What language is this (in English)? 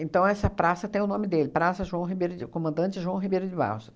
Portuguese